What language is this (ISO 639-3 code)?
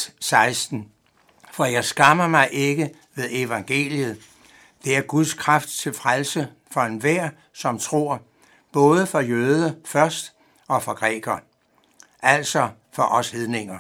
dan